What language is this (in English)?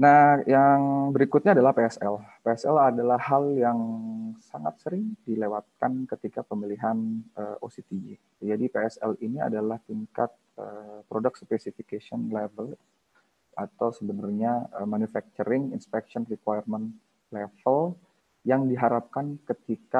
Indonesian